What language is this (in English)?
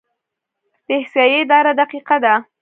Pashto